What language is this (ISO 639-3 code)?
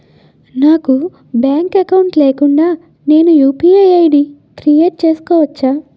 tel